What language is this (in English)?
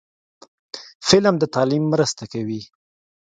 Pashto